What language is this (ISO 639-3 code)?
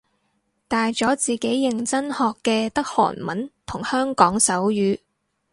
yue